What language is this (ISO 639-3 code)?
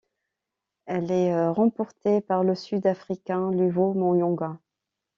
fra